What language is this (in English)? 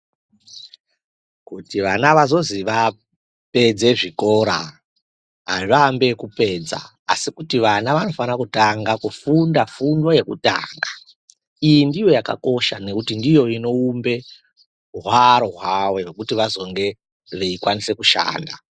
Ndau